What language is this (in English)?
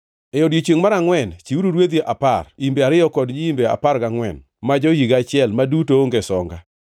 Luo (Kenya and Tanzania)